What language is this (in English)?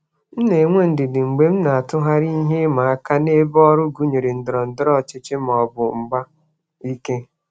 Igbo